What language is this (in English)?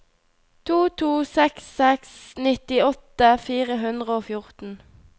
Norwegian